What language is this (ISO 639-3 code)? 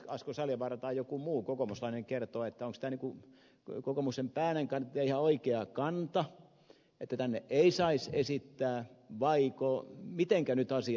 fin